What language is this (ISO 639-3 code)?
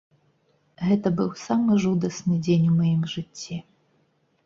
bel